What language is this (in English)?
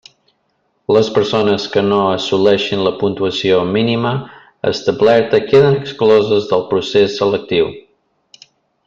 Catalan